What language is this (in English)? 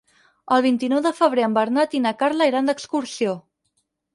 Catalan